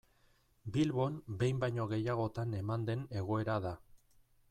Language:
Basque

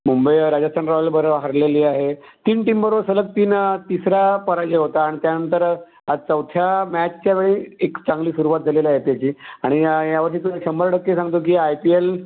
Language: Marathi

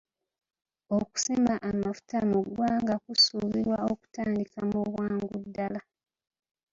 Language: Ganda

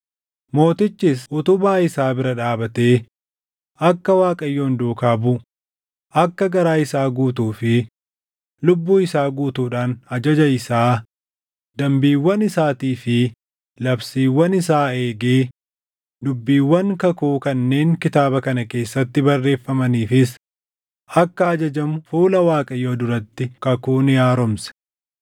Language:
Oromo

